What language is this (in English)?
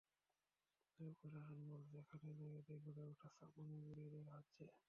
Bangla